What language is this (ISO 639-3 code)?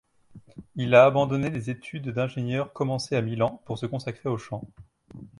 fra